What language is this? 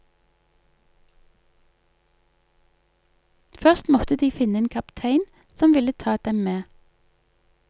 Norwegian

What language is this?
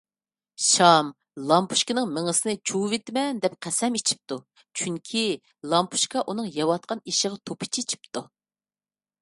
Uyghur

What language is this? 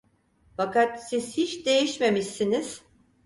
Turkish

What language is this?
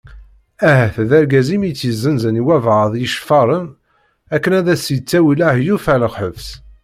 Kabyle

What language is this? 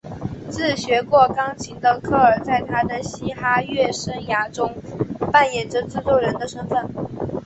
Chinese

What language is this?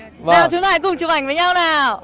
Vietnamese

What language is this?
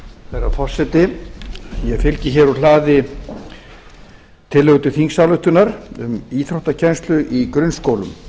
Icelandic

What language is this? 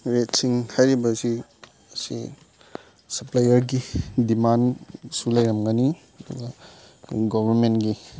Manipuri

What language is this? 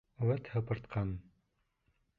Bashkir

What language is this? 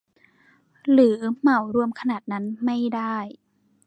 Thai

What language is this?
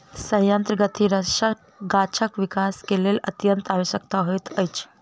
Maithili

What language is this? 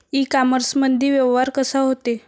Marathi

